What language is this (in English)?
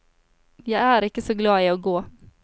Norwegian